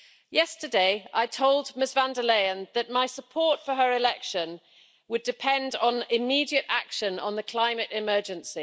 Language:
English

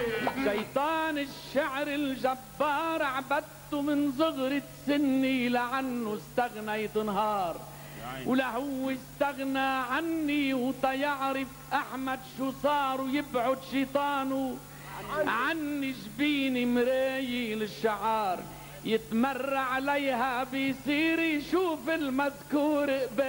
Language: Arabic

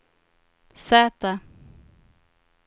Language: Swedish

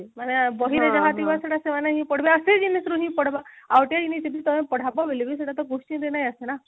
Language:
Odia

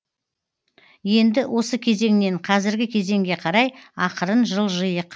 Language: Kazakh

